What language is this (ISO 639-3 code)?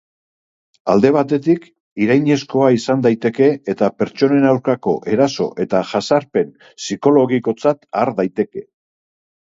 eus